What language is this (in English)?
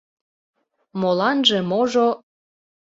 Mari